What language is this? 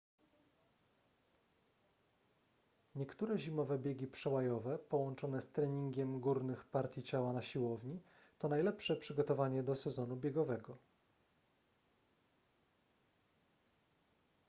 Polish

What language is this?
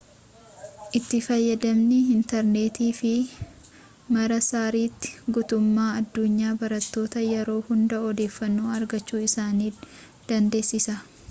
Oromo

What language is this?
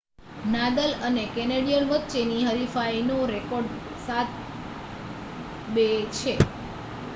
Gujarati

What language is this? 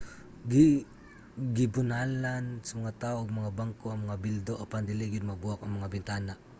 Cebuano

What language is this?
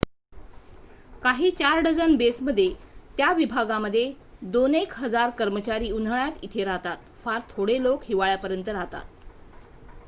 Marathi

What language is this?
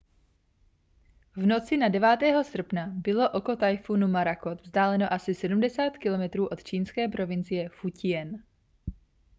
Czech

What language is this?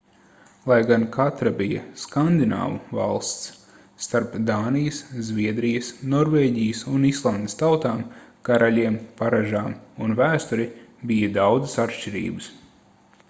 Latvian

